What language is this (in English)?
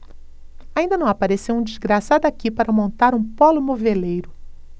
Portuguese